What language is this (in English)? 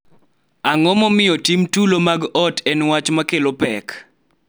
Luo (Kenya and Tanzania)